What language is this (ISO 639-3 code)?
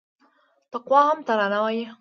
pus